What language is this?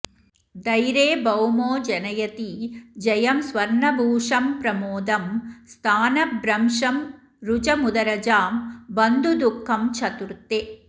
Sanskrit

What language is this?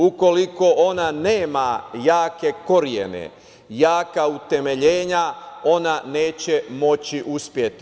Serbian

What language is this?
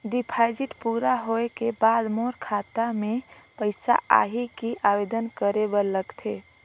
Chhattisgarhi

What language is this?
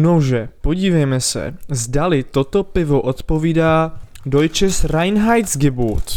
Czech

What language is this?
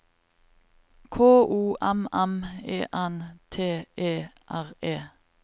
Norwegian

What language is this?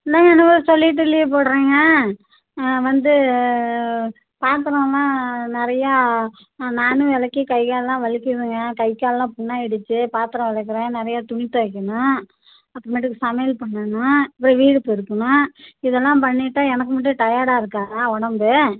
Tamil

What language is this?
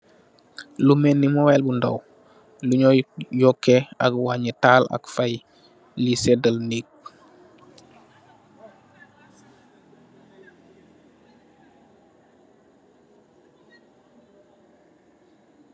Wolof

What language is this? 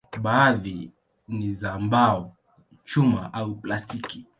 Swahili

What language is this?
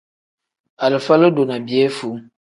Tem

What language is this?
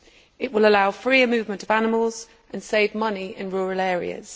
English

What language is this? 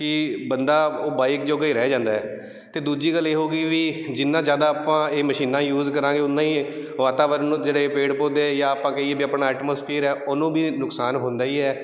Punjabi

